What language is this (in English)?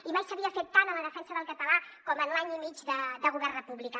Catalan